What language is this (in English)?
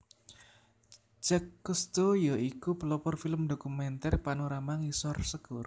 Javanese